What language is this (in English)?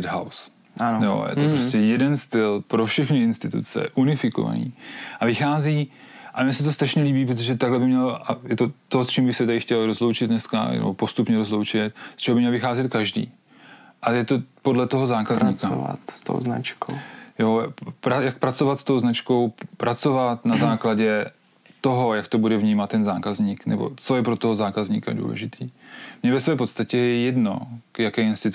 Czech